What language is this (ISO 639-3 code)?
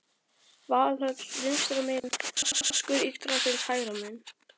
isl